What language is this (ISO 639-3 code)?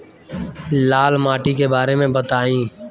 bho